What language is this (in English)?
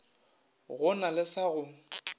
Northern Sotho